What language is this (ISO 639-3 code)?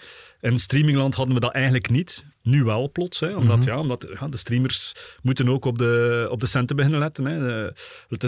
nld